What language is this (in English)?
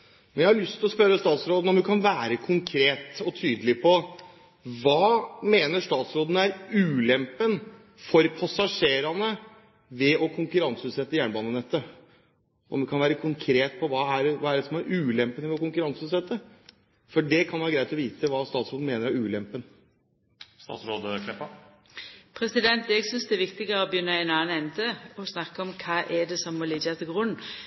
Norwegian